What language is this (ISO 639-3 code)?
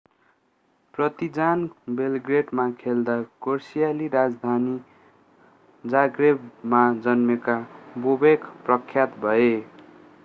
nep